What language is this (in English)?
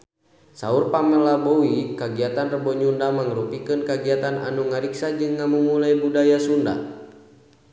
Sundanese